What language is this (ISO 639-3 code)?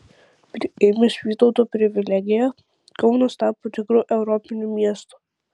lit